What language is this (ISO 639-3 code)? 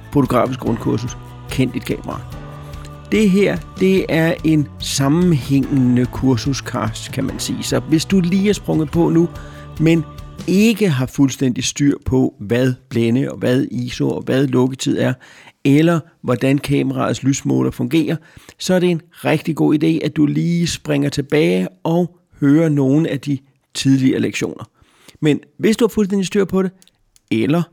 dan